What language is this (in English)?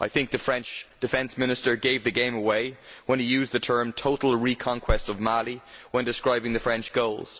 English